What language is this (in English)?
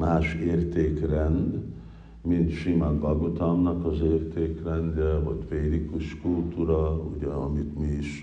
Hungarian